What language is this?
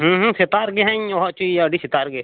Santali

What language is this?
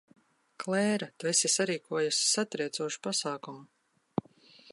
Latvian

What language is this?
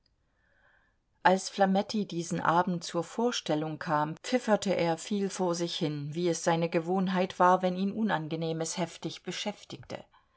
German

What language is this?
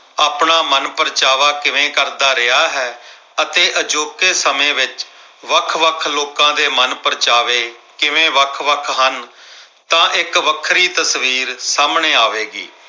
Punjabi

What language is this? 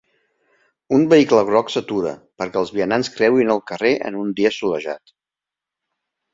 Catalan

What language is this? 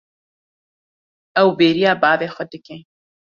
Kurdish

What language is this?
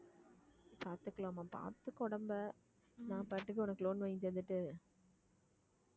Tamil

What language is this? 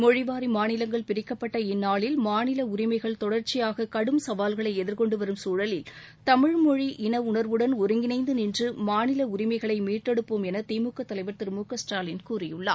Tamil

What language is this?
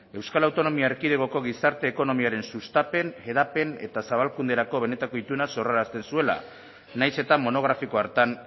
Basque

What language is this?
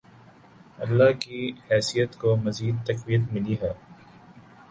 Urdu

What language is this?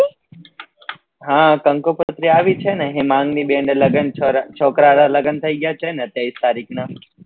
Gujarati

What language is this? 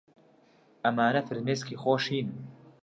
Central Kurdish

